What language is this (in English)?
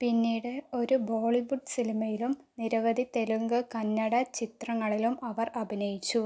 Malayalam